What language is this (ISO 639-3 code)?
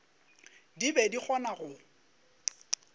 nso